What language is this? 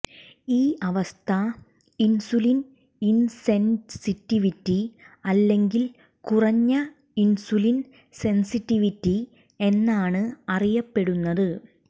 Malayalam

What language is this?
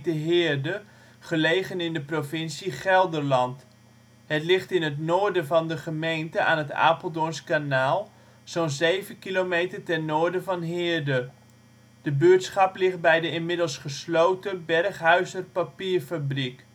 Dutch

